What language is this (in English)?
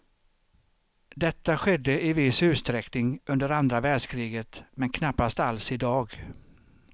Swedish